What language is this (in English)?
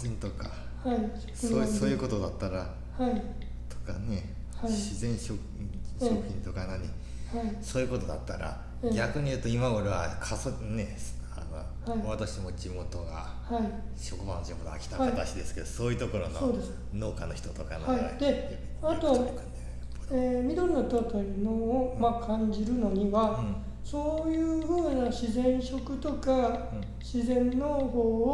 Japanese